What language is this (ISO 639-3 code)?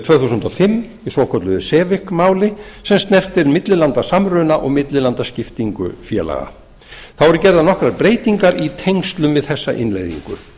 isl